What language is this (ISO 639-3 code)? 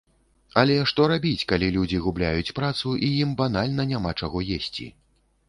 bel